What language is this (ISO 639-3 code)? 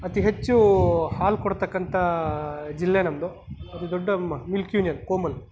kan